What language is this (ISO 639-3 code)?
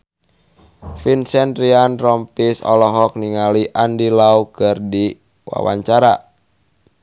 sun